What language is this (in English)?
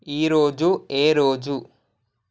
Telugu